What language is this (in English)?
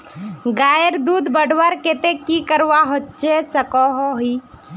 Magahi